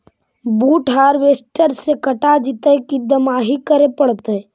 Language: Magahi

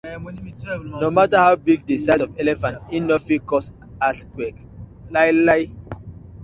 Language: Nigerian Pidgin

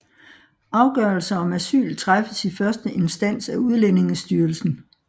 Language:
Danish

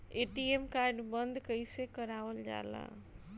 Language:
Bhojpuri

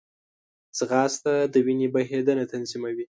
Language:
Pashto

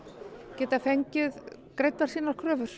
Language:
Icelandic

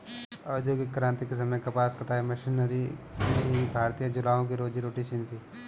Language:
Hindi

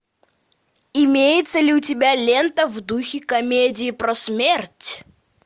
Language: Russian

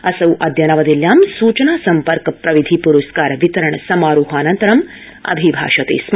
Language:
Sanskrit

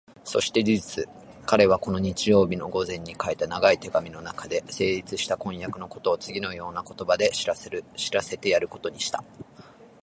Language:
Japanese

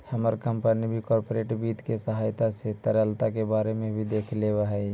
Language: Magahi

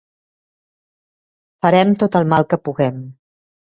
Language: Catalan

